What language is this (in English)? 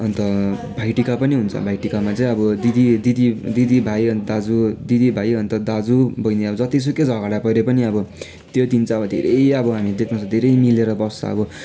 Nepali